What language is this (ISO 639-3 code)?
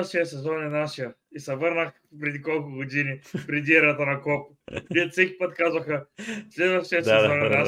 bul